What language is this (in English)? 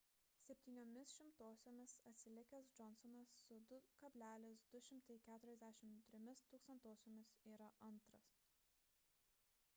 Lithuanian